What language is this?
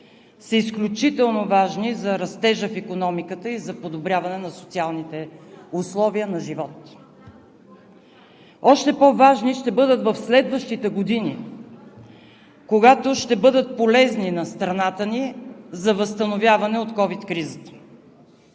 Bulgarian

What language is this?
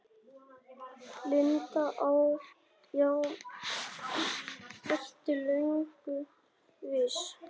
Icelandic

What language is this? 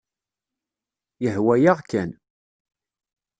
Kabyle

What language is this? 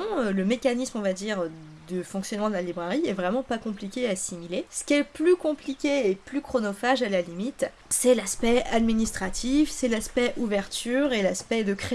French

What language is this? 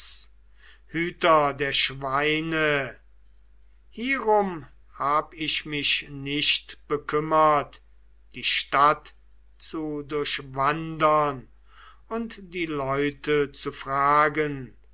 German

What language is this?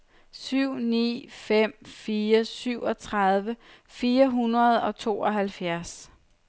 Danish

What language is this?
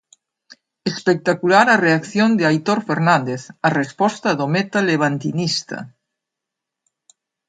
Galician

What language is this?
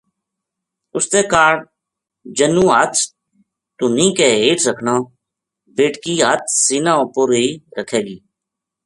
Gujari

